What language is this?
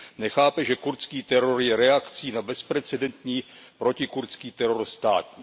Czech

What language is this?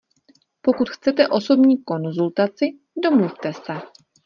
Czech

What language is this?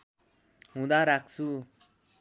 Nepali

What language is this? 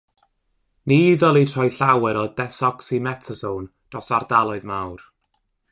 Welsh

